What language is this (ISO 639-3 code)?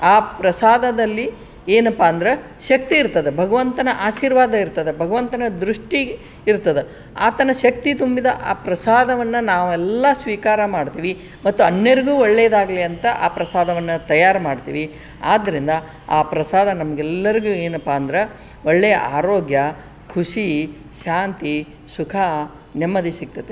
kan